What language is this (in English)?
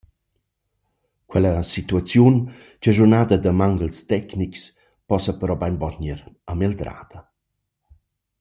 Romansh